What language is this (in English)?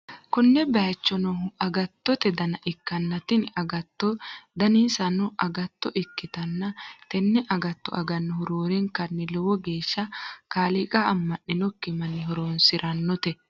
Sidamo